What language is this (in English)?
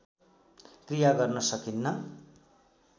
Nepali